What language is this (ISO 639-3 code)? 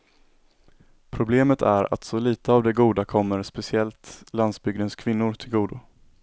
swe